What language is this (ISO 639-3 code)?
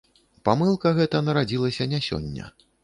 bel